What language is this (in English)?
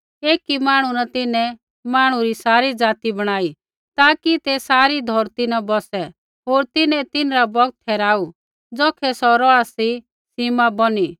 Kullu Pahari